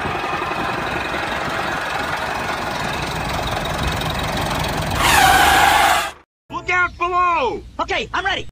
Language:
English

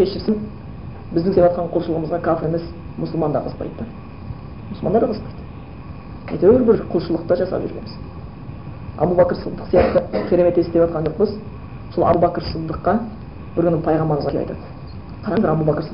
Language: Bulgarian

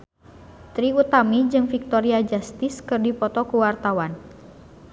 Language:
Sundanese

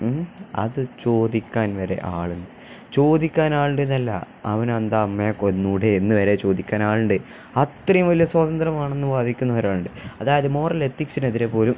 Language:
Malayalam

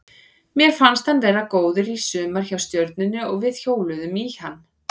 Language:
Icelandic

